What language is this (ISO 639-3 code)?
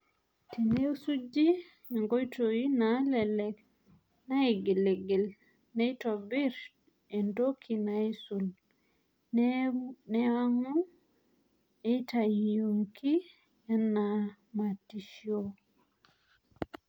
mas